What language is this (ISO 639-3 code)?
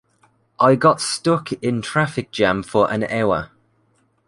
eng